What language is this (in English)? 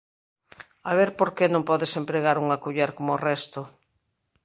Galician